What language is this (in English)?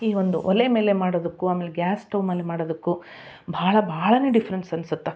Kannada